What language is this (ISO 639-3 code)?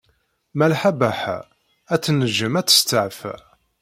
kab